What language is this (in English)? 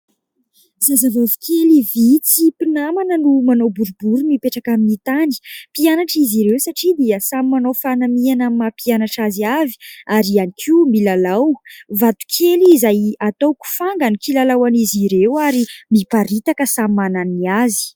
Malagasy